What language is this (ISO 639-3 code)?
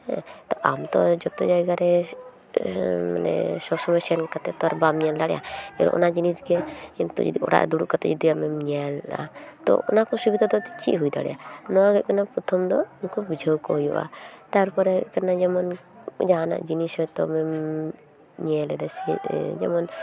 sat